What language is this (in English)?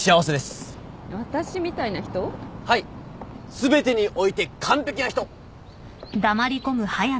Japanese